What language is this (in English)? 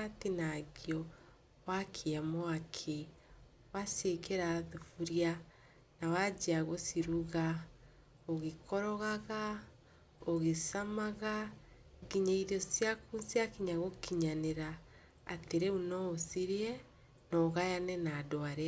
Kikuyu